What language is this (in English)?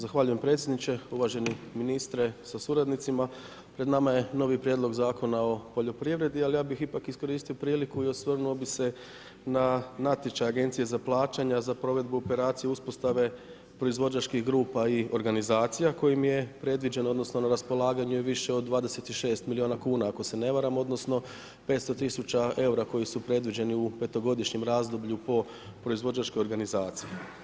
Croatian